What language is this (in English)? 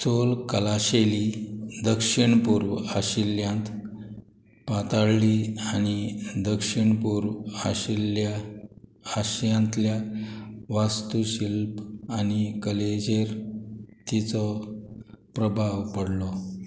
Konkani